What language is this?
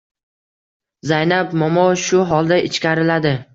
Uzbek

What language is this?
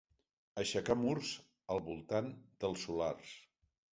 Catalan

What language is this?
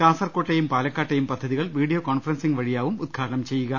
Malayalam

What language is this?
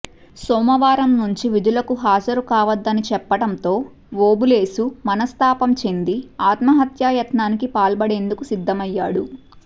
Telugu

